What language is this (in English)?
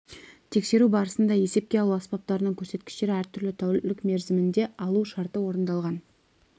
Kazakh